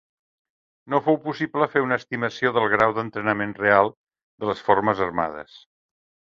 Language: Catalan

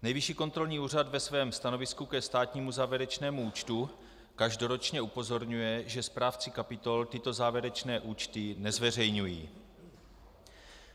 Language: Czech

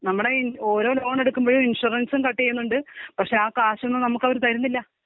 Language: Malayalam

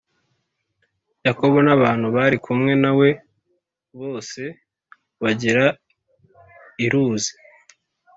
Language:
Kinyarwanda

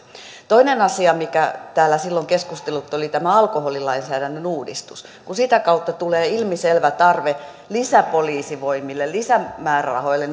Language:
Finnish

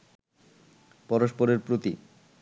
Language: Bangla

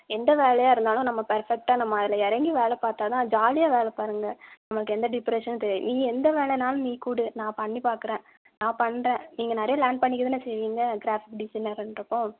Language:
Tamil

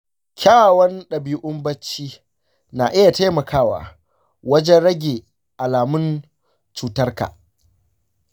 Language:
Hausa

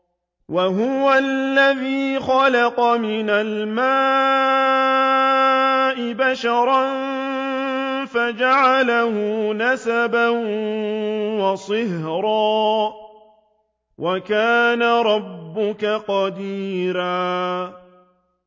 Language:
Arabic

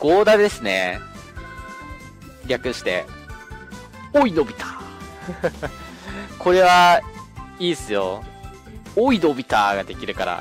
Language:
Japanese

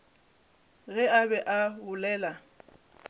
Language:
Northern Sotho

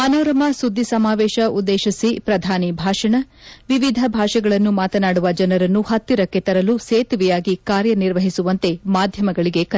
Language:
Kannada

